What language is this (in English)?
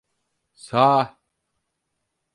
Turkish